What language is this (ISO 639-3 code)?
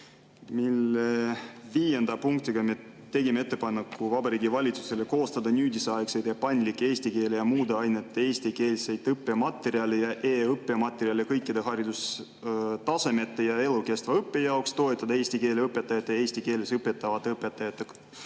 est